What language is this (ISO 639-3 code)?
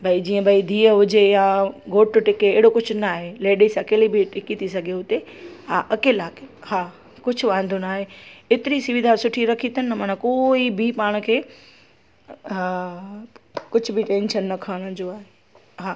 snd